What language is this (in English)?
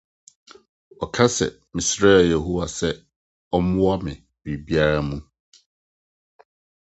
Akan